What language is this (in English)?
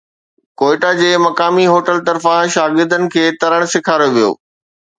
Sindhi